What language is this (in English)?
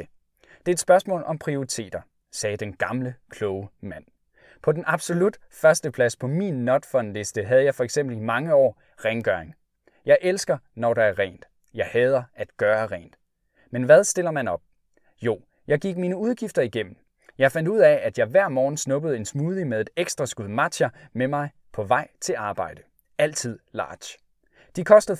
Danish